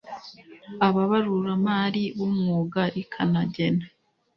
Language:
Kinyarwanda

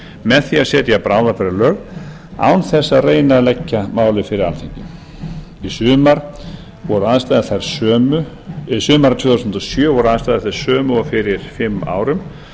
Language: Icelandic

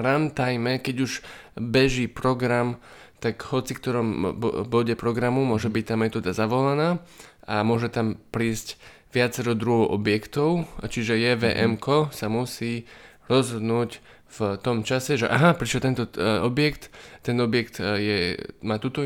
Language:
Slovak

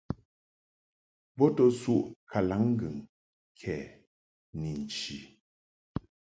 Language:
Mungaka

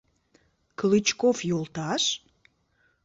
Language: Mari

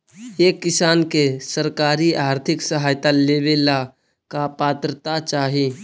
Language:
Magahi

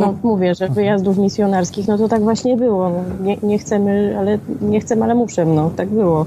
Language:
Polish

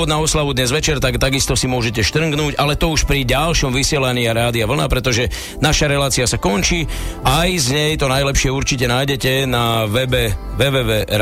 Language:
Slovak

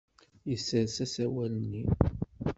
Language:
Kabyle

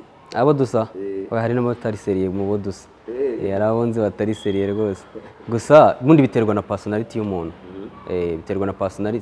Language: Romanian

